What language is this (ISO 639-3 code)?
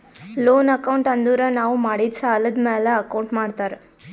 kan